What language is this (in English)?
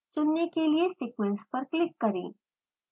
Hindi